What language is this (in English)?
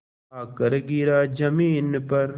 Hindi